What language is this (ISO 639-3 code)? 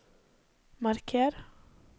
nor